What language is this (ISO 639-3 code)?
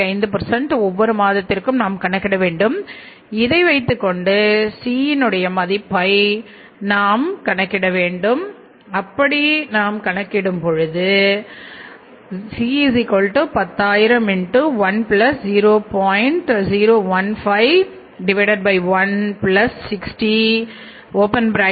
tam